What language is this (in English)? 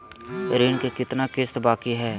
Magahi